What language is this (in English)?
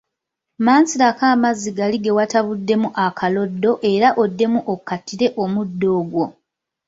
Ganda